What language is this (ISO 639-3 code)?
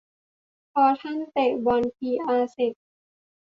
tha